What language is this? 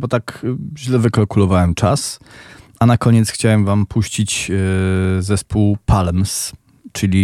Polish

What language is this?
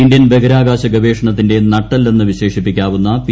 Malayalam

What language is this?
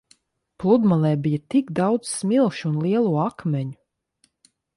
Latvian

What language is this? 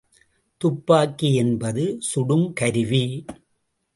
Tamil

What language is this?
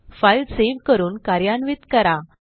Marathi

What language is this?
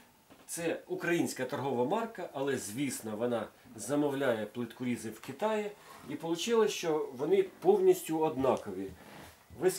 Ukrainian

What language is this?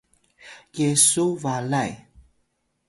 Atayal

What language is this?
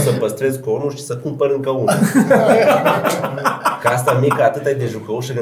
Romanian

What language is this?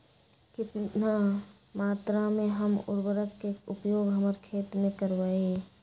Magahi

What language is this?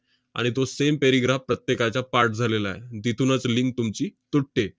Marathi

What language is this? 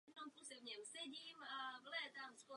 Czech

